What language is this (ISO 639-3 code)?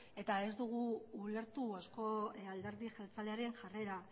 eus